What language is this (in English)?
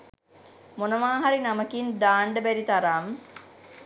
Sinhala